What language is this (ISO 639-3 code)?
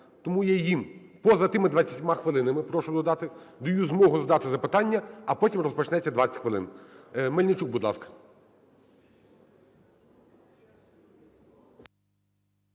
ukr